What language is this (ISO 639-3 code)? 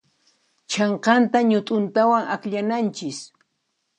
qxp